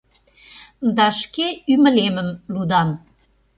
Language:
Mari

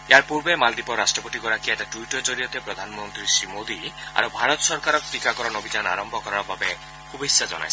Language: Assamese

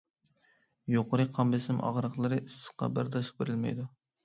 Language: Uyghur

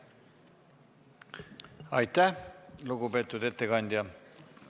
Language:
Estonian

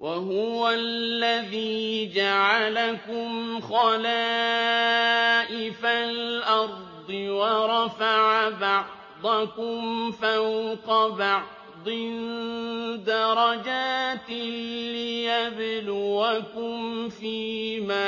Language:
Arabic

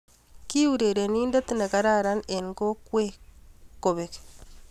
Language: Kalenjin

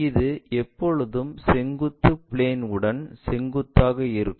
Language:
Tamil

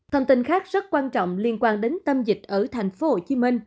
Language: Vietnamese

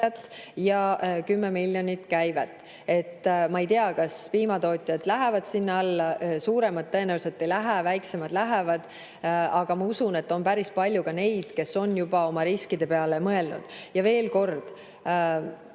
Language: Estonian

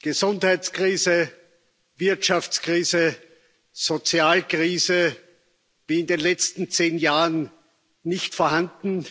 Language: German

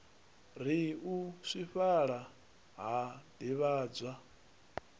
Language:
Venda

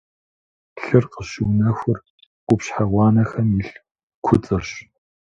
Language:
Kabardian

